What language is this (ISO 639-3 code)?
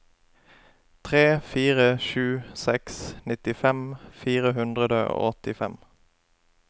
nor